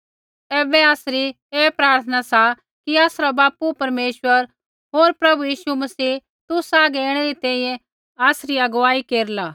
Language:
Kullu Pahari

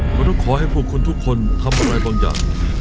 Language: Thai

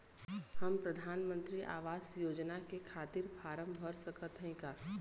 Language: Bhojpuri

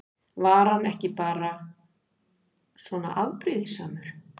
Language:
Icelandic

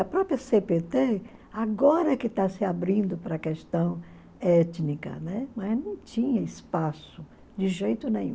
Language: Portuguese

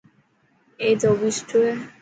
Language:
Dhatki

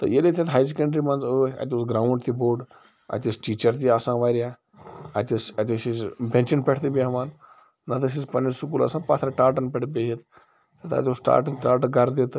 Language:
Kashmiri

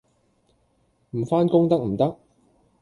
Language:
Cantonese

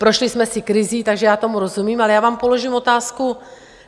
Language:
Czech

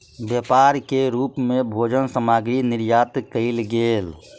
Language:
Maithili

